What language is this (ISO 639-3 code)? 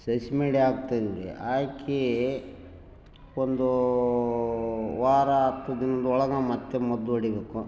kan